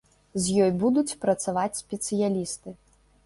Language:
Belarusian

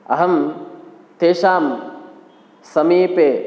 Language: Sanskrit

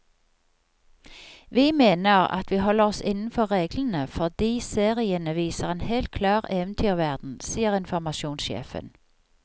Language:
Norwegian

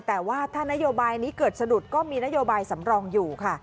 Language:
Thai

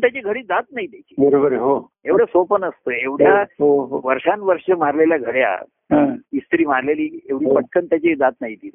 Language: Marathi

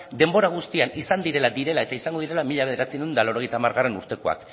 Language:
Basque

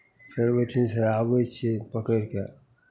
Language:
Maithili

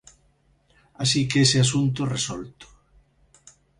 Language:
Galician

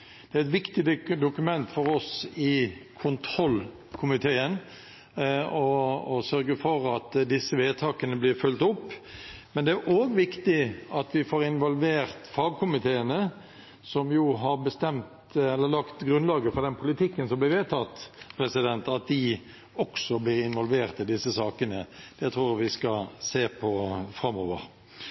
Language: Norwegian Bokmål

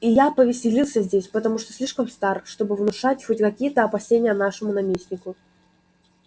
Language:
Russian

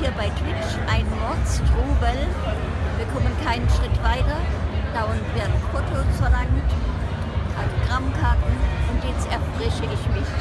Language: German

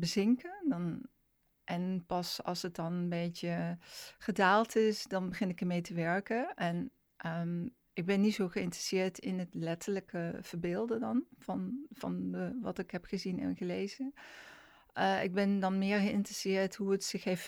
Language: Dutch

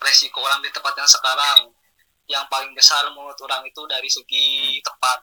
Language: Indonesian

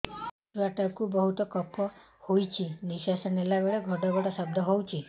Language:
Odia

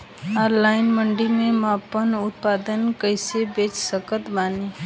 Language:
Bhojpuri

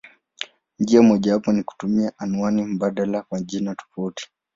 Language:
Swahili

